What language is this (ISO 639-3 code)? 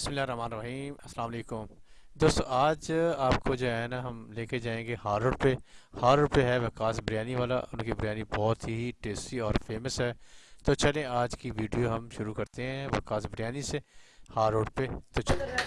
urd